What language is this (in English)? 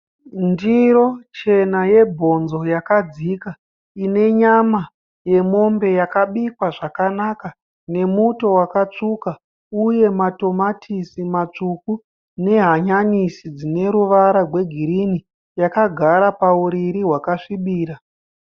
Shona